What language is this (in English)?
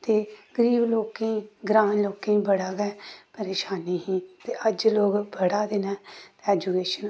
Dogri